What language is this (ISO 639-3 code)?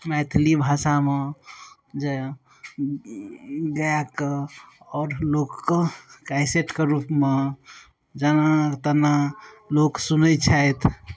mai